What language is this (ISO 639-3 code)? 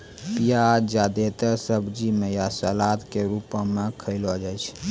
mai